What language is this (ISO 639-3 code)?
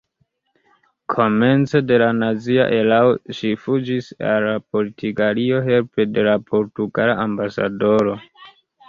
epo